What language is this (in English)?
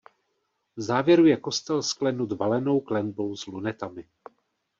Czech